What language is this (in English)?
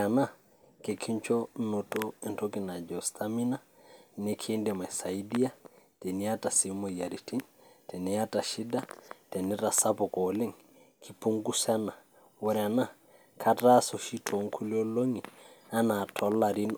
Masai